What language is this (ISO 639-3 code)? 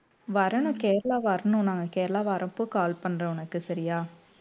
tam